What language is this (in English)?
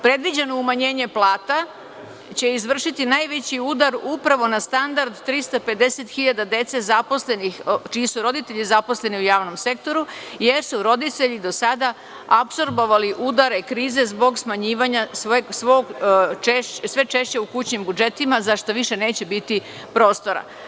Serbian